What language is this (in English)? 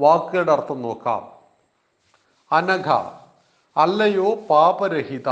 Malayalam